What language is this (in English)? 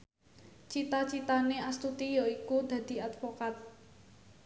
Javanese